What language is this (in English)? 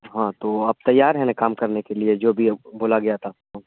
Urdu